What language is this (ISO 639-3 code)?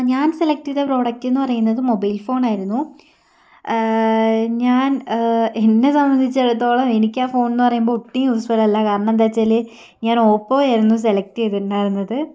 mal